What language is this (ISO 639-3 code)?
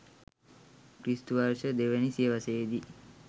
sin